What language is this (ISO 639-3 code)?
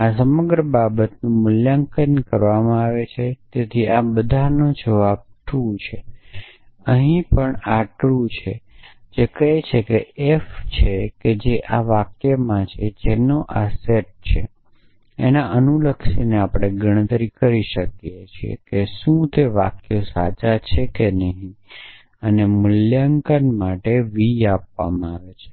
guj